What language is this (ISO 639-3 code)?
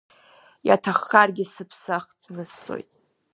abk